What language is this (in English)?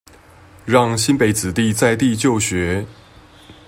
Chinese